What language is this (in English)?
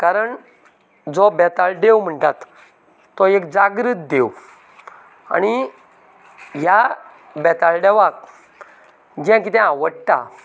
Konkani